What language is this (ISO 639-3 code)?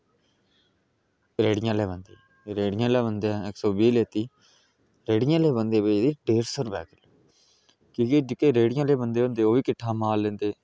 doi